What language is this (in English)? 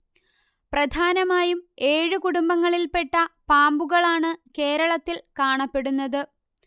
Malayalam